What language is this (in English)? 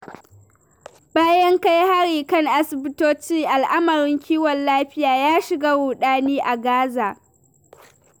Hausa